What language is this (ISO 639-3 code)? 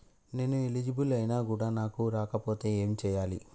tel